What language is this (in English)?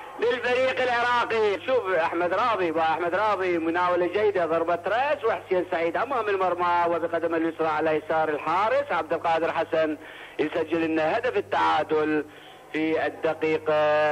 Arabic